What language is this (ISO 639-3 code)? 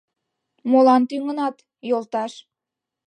chm